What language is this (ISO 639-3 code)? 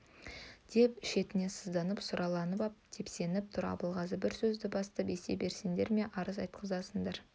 kaz